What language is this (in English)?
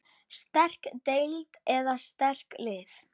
Icelandic